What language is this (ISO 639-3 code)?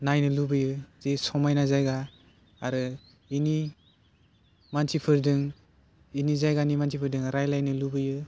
brx